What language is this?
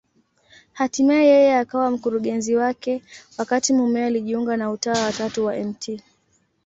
Swahili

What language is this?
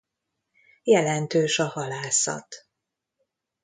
Hungarian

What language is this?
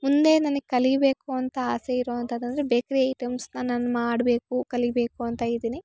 Kannada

